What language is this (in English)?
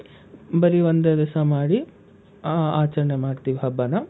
Kannada